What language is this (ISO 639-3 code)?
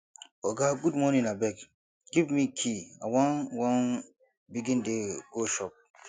pcm